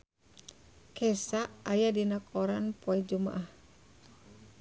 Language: Sundanese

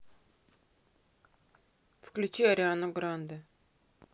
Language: Russian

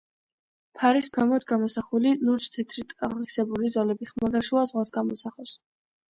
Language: Georgian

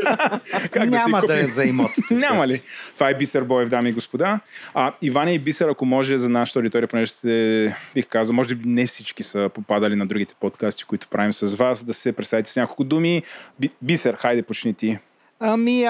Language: Bulgarian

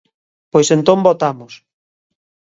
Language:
Galician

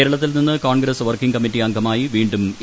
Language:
Malayalam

